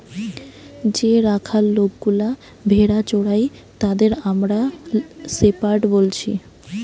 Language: Bangla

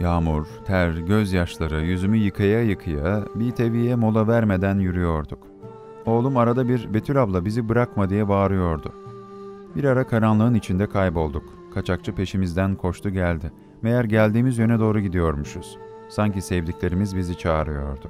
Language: Turkish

